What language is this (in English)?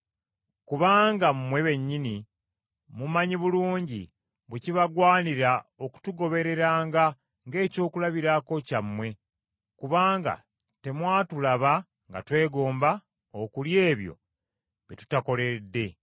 Ganda